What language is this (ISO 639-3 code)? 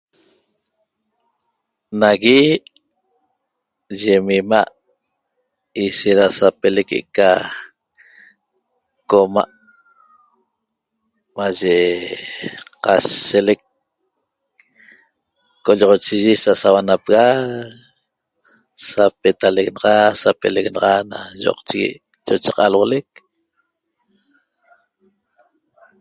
tob